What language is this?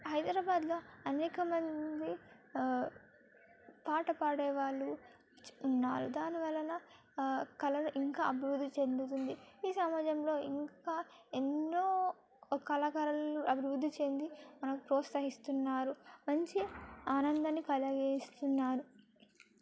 Telugu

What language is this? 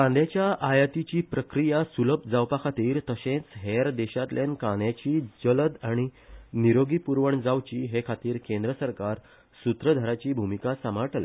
Konkani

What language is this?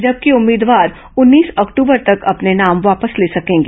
Hindi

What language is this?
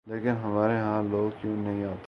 Urdu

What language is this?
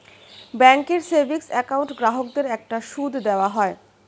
Bangla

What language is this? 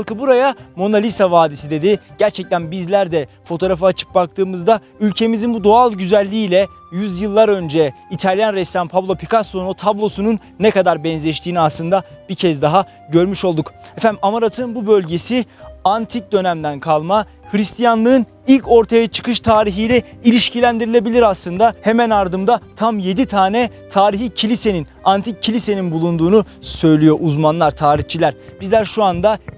Turkish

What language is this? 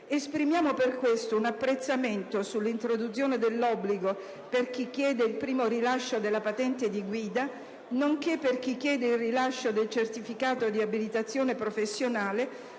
Italian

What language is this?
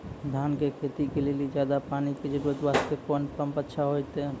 Maithili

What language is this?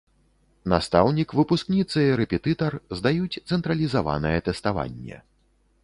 Belarusian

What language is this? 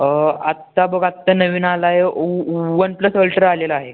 Marathi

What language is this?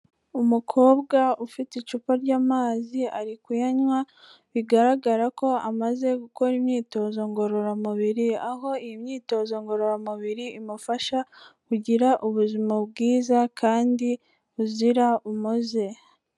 Kinyarwanda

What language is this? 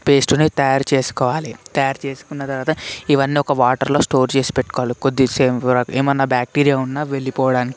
Telugu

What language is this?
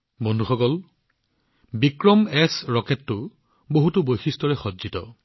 Assamese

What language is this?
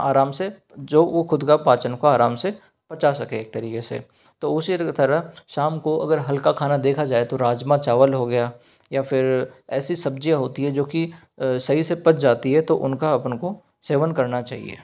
Hindi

